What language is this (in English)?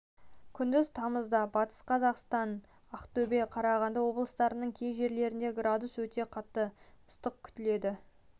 Kazakh